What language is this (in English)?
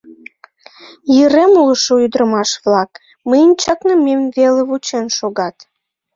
Mari